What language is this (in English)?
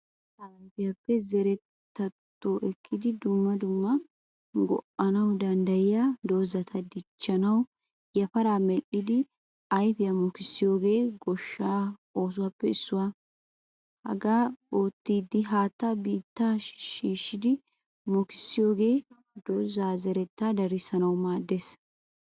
Wolaytta